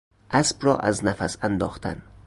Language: Persian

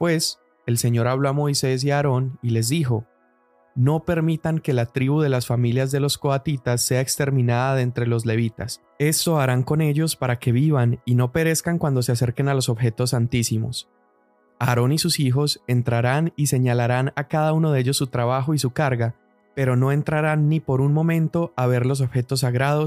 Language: Spanish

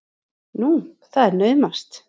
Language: Icelandic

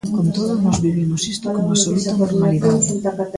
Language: Galician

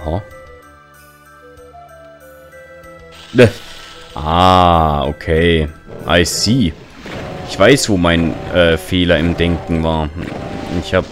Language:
German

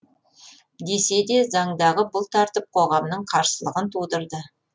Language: Kazakh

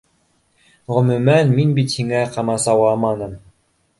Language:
Bashkir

